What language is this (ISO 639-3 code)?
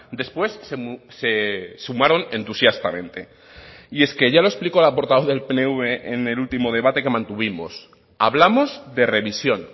spa